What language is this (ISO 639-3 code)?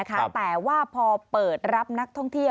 tha